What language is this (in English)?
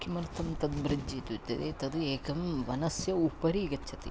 Sanskrit